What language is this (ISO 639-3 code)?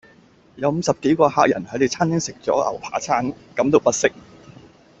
yue